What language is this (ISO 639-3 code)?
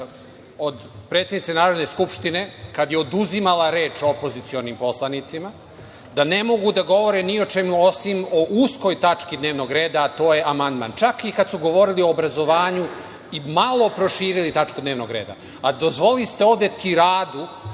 srp